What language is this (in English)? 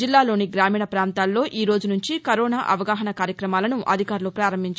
Telugu